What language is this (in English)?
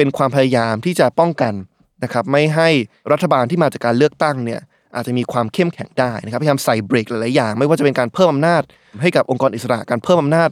Thai